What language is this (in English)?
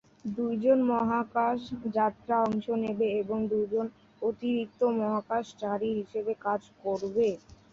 Bangla